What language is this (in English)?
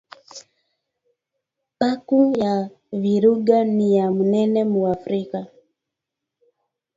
Swahili